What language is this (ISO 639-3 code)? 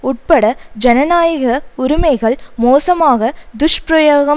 tam